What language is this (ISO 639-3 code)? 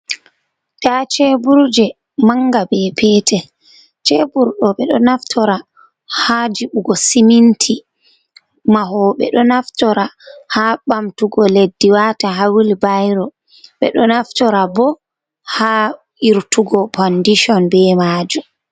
ful